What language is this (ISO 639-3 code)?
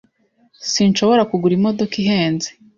kin